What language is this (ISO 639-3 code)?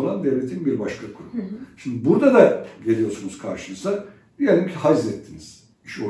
tur